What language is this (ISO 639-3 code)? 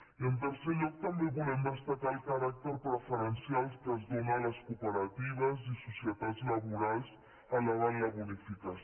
cat